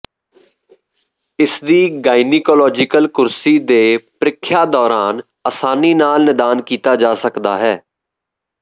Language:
Punjabi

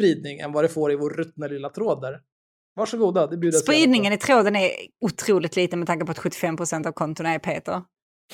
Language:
Swedish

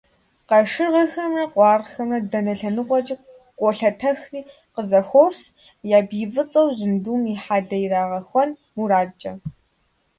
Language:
Kabardian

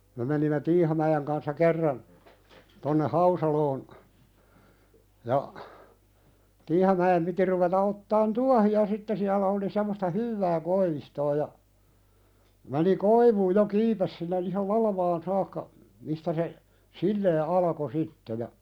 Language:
Finnish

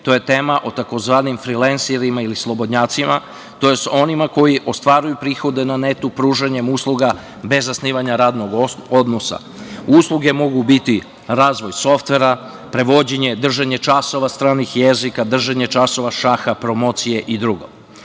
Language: Serbian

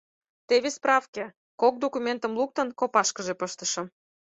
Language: Mari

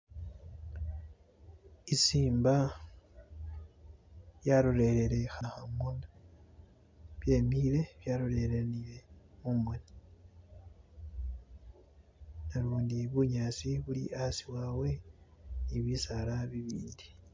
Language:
Masaaba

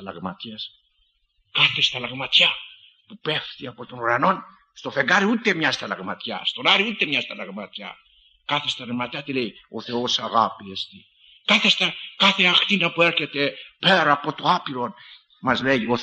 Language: Greek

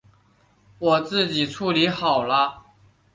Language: Chinese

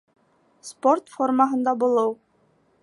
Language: Bashkir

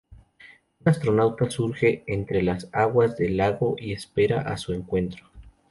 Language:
Spanish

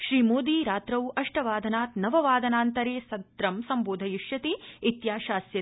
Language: Sanskrit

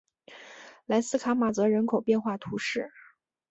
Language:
Chinese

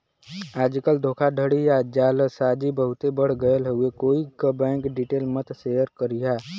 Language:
Bhojpuri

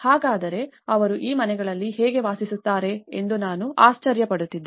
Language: Kannada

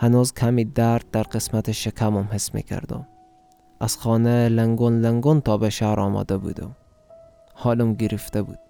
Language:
Persian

